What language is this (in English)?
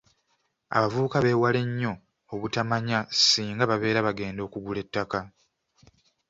Ganda